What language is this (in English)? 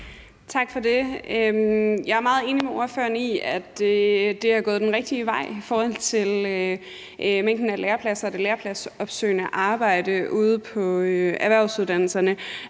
Danish